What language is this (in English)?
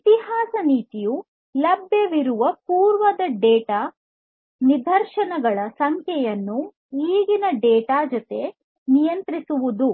Kannada